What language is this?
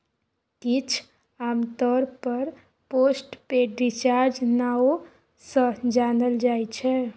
Maithili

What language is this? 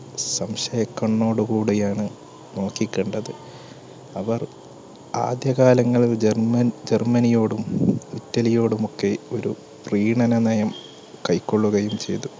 Malayalam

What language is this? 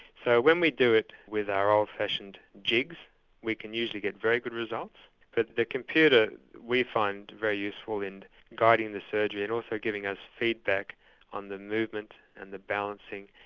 English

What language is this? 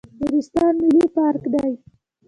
Pashto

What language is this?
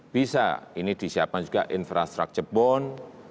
Indonesian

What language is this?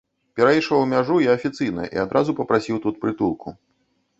Belarusian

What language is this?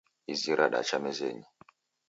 Taita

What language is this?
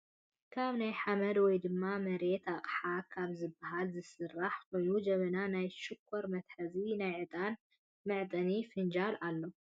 Tigrinya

